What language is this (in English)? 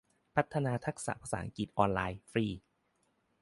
Thai